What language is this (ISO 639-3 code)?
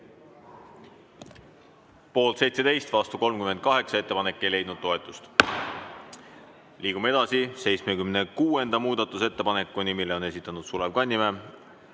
est